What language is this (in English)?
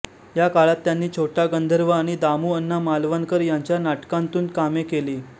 Marathi